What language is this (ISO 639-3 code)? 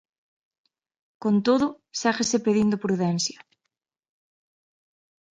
glg